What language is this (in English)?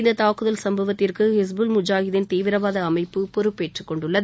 Tamil